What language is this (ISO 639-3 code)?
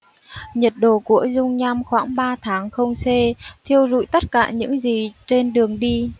vie